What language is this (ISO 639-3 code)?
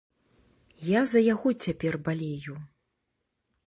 bel